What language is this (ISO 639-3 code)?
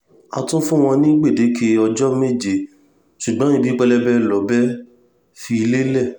yor